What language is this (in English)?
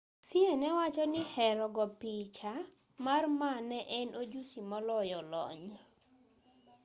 Luo (Kenya and Tanzania)